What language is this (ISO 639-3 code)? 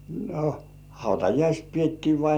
fin